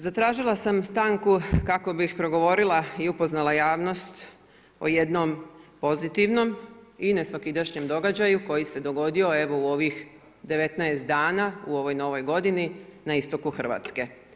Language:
Croatian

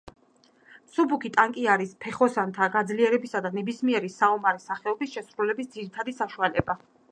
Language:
Georgian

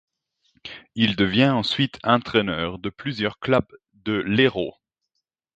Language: French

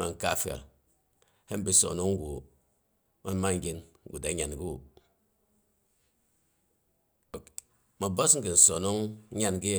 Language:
Boghom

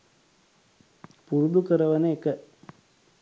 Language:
Sinhala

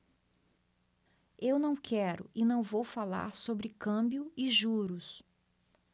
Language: Portuguese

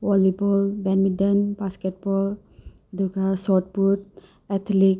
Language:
Manipuri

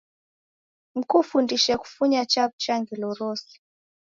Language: Taita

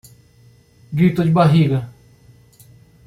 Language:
Portuguese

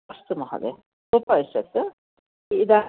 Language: Sanskrit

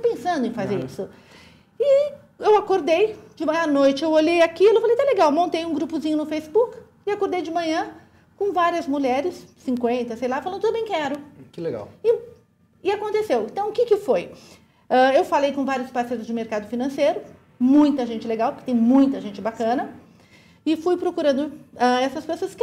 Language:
Portuguese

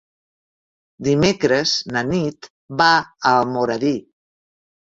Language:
Catalan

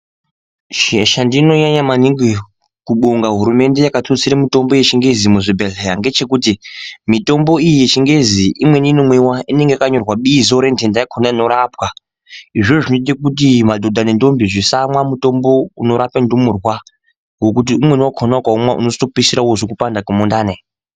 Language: Ndau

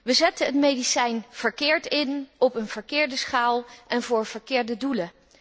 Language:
Dutch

